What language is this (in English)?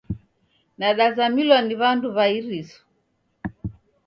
Taita